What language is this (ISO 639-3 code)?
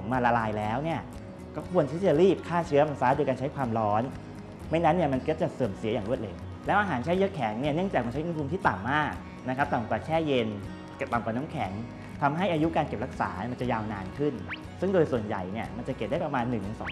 tha